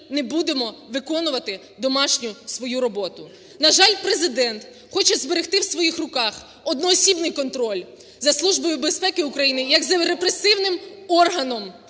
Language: Ukrainian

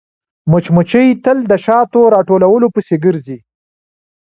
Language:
Pashto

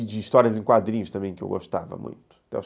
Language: Portuguese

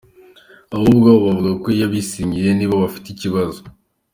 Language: Kinyarwanda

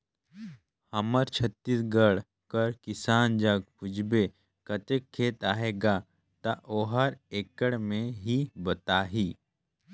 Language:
Chhattisgarhi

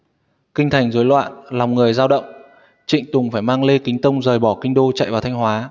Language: Vietnamese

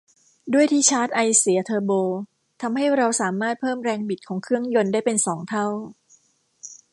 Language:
Thai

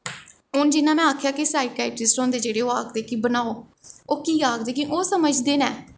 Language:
Dogri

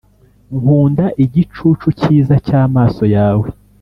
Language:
Kinyarwanda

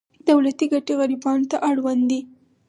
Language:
Pashto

